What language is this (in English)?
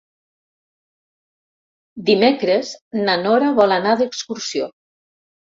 Catalan